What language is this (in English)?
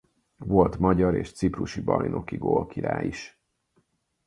Hungarian